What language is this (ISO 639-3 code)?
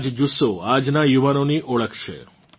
guj